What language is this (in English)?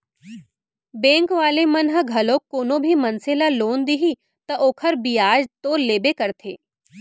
Chhattisgarhi